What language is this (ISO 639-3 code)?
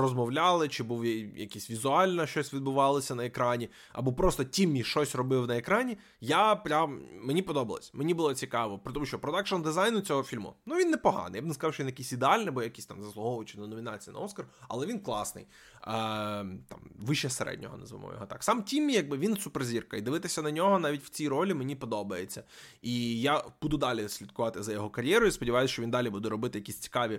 ukr